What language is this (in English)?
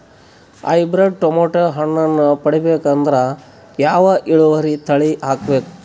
Kannada